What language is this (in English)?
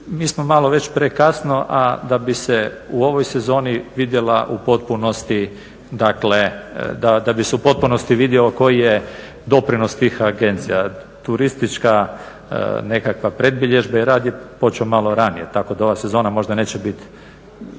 Croatian